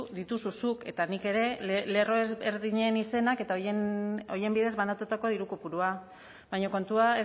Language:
Basque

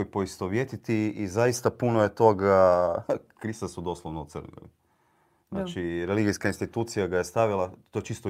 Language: Croatian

